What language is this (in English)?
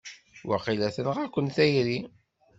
Kabyle